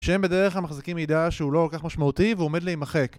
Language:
Hebrew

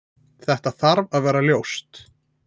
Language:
Icelandic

